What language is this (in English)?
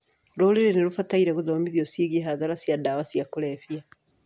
Kikuyu